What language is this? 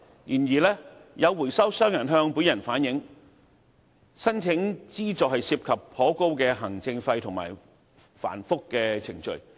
Cantonese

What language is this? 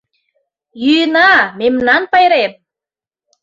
Mari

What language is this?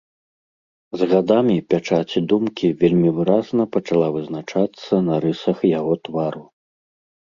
Belarusian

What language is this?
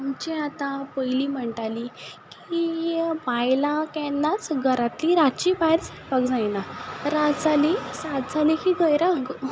Konkani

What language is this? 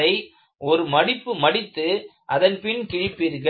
Tamil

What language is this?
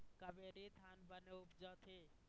Chhattisgarhi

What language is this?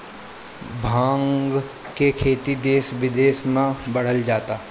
Bhojpuri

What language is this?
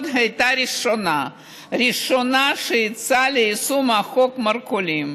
Hebrew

